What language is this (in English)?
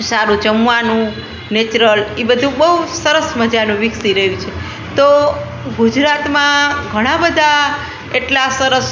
Gujarati